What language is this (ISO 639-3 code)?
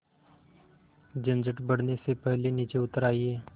hin